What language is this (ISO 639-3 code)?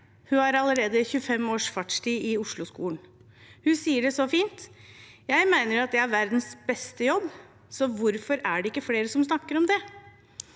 nor